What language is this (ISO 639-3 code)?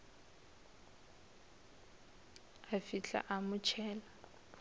nso